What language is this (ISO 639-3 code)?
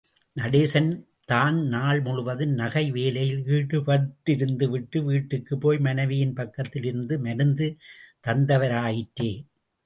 tam